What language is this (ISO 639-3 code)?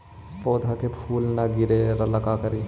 mag